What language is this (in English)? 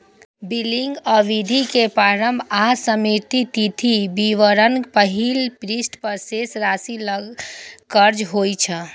Maithili